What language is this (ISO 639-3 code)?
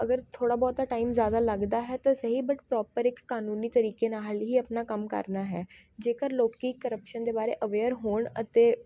pan